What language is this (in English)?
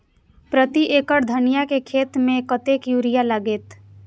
Maithili